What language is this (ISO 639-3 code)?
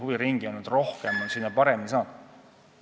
est